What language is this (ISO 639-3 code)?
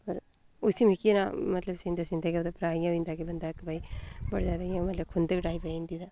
doi